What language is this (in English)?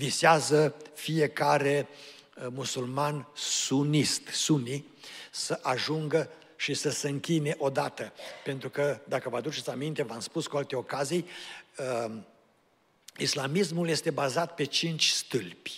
Romanian